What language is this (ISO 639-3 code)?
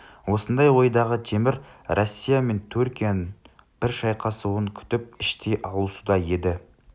kaz